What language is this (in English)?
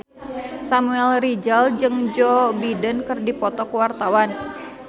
Sundanese